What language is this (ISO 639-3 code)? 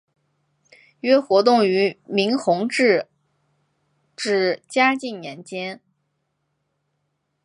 zho